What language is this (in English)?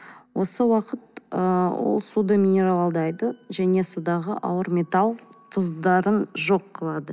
Kazakh